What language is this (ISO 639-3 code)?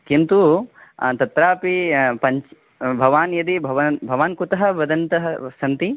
san